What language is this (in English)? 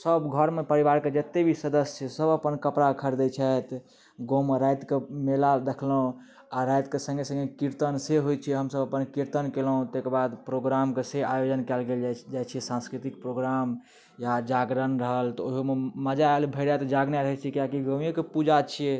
Maithili